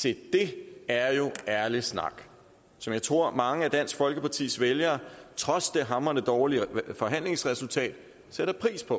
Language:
Danish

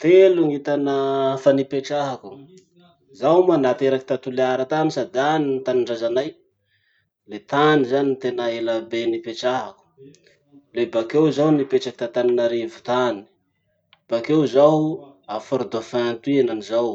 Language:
Masikoro Malagasy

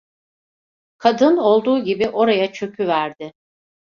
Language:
Turkish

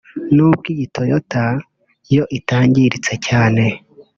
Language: Kinyarwanda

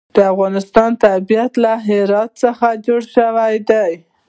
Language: Pashto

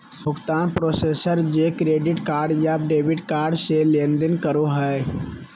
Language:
Magahi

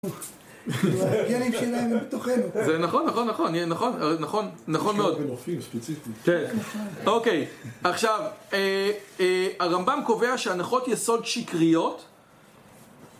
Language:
Hebrew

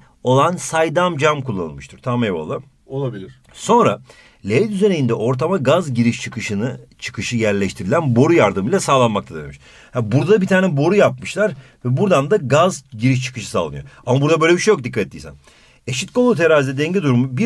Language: Turkish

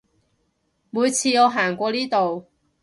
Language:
Cantonese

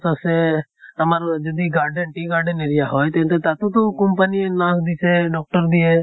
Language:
Assamese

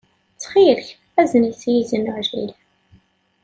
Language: Kabyle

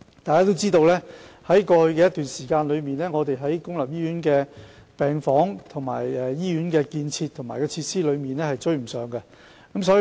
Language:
Cantonese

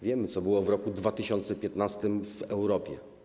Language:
Polish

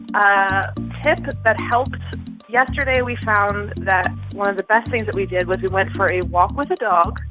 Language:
English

